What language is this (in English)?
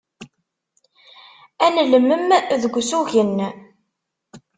Kabyle